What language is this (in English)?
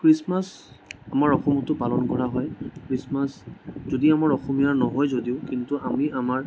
Assamese